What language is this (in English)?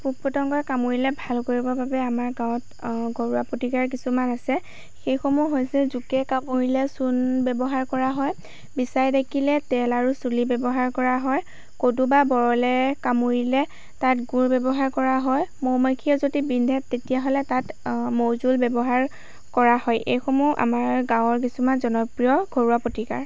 Assamese